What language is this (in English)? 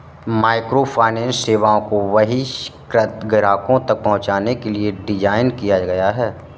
Hindi